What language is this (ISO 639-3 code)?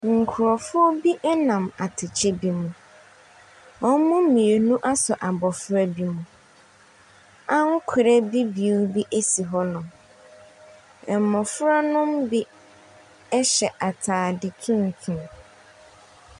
aka